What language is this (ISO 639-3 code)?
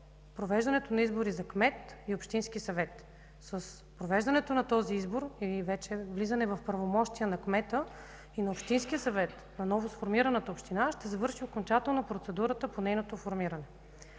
bul